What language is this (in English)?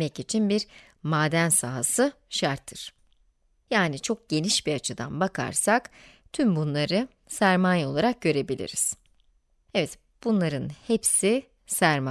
Turkish